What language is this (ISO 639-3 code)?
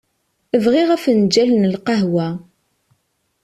kab